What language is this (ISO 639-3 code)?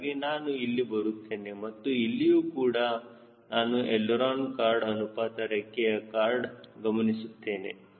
kan